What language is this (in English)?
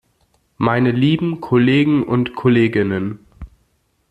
German